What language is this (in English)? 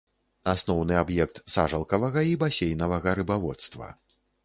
Belarusian